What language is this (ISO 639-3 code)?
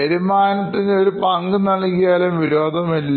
mal